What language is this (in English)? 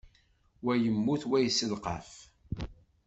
Kabyle